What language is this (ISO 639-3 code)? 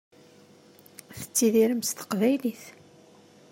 kab